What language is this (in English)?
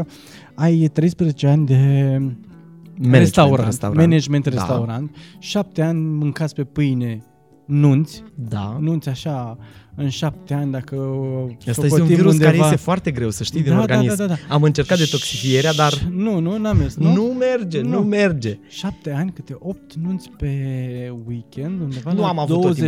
Romanian